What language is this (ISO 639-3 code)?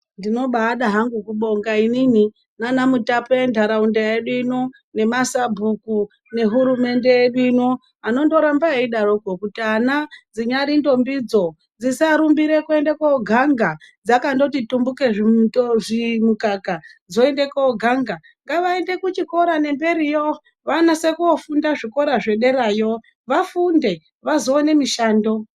ndc